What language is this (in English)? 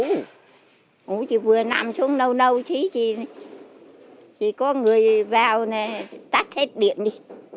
Vietnamese